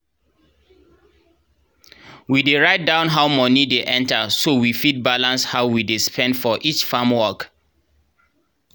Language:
Nigerian Pidgin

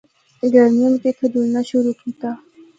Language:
Northern Hindko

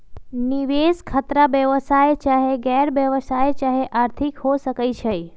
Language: Magahi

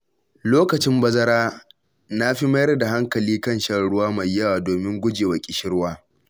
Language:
Hausa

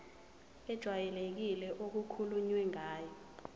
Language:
Zulu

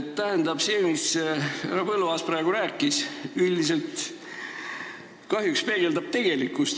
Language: Estonian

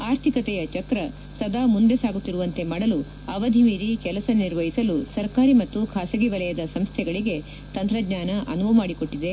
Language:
Kannada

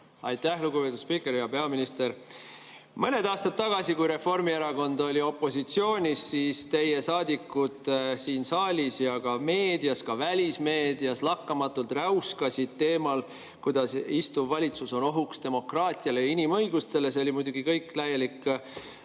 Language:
Estonian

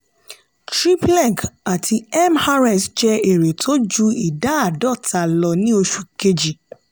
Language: Yoruba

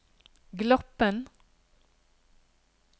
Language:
Norwegian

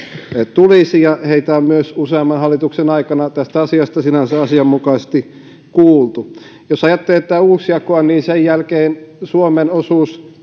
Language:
Finnish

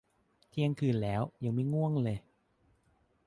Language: Thai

